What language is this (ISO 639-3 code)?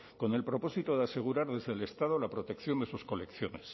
spa